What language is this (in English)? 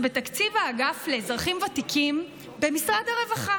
Hebrew